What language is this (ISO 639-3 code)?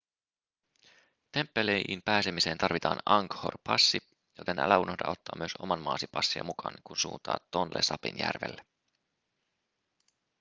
fin